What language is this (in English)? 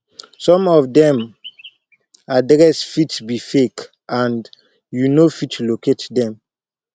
Nigerian Pidgin